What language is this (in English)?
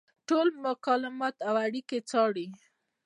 Pashto